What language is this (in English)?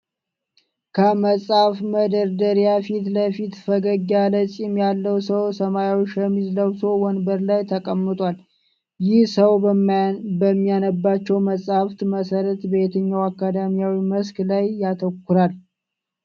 Amharic